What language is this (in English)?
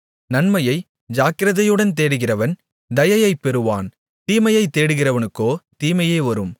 Tamil